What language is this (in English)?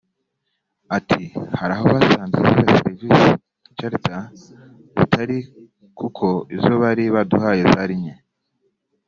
Kinyarwanda